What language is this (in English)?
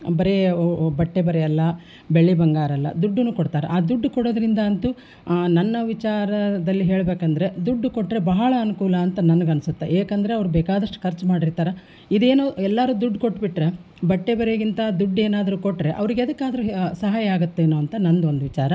Kannada